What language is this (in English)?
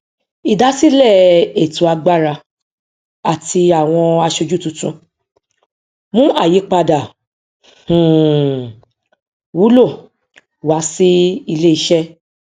Yoruba